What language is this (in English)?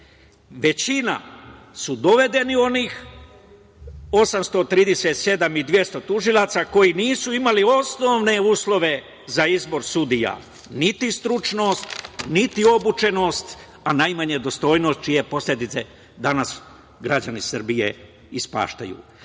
Serbian